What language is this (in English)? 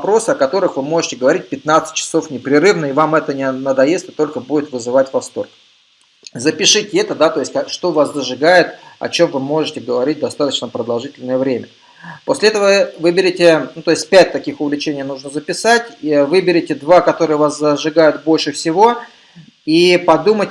Russian